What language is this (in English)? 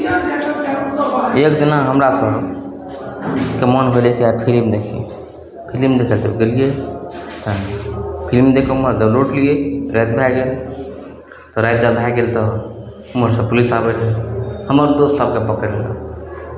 Maithili